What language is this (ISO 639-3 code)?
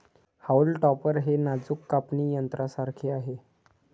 mar